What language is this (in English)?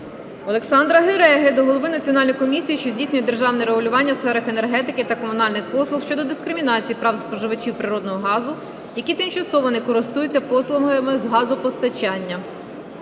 Ukrainian